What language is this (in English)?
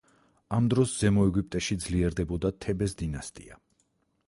Georgian